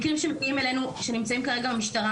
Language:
Hebrew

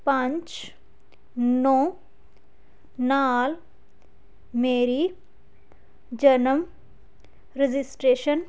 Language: Punjabi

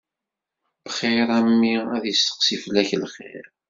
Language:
Kabyle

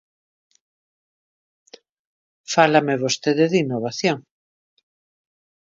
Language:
Galician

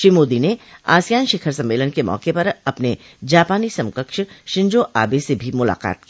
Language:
Hindi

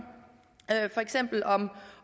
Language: Danish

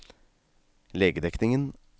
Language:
Norwegian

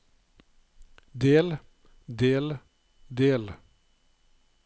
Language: Norwegian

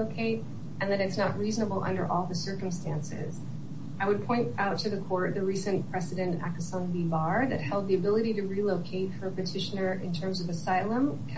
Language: English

